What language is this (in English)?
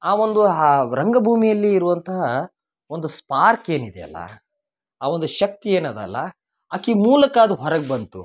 Kannada